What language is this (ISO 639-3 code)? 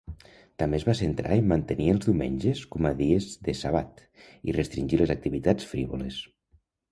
cat